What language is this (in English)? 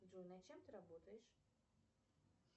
Russian